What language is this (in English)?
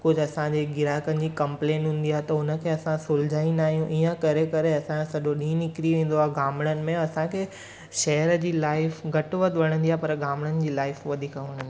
Sindhi